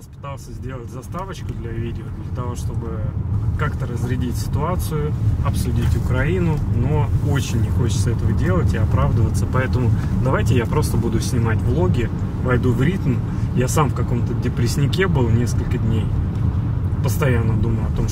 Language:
Russian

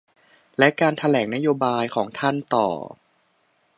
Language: Thai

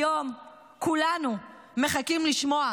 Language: Hebrew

